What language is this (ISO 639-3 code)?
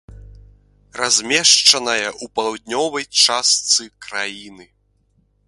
bel